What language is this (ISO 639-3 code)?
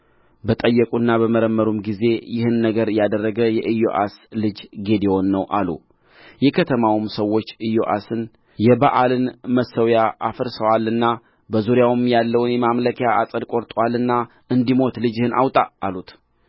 amh